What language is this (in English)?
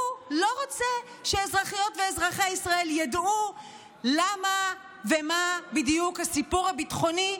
Hebrew